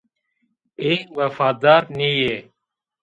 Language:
Zaza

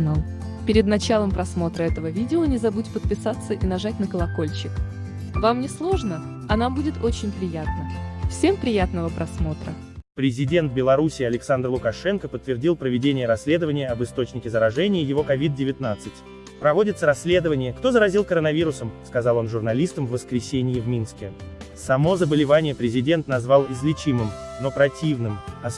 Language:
Russian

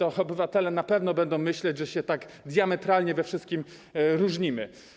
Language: Polish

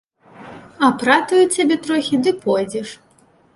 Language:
Belarusian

